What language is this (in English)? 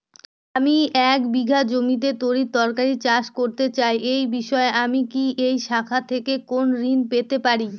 Bangla